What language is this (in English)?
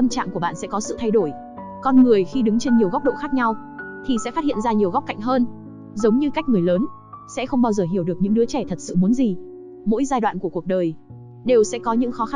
Vietnamese